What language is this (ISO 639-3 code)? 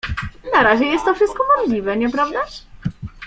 pol